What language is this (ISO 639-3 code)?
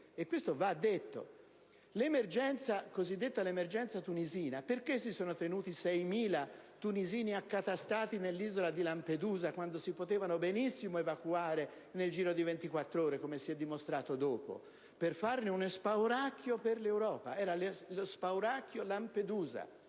ita